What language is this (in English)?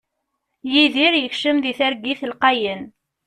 Kabyle